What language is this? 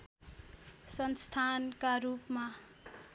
Nepali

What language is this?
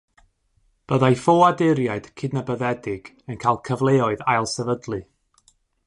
Welsh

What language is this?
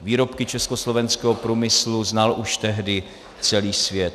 Czech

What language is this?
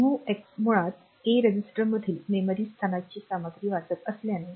Marathi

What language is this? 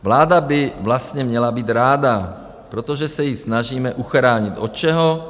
Czech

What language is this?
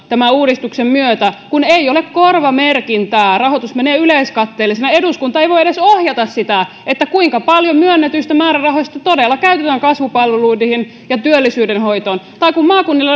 Finnish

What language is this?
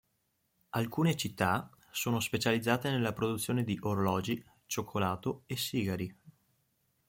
Italian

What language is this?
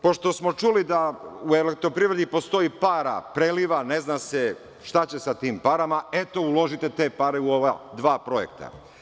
Serbian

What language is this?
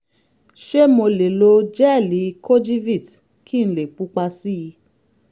Yoruba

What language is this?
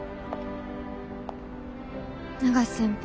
Japanese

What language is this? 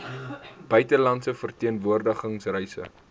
Afrikaans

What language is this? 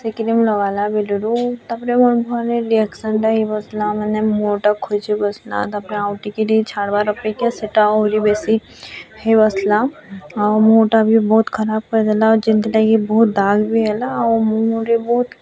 Odia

